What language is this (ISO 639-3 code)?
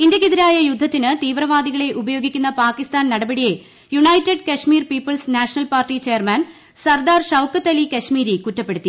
mal